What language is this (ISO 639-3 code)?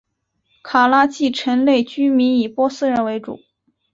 zho